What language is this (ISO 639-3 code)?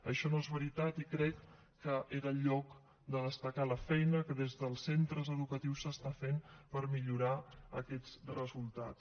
cat